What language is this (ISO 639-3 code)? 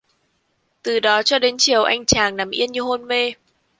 vie